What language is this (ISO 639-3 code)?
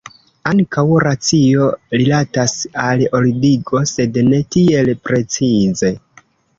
epo